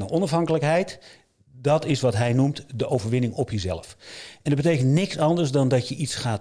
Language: Dutch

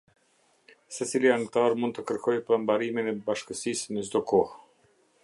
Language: Albanian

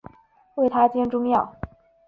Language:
Chinese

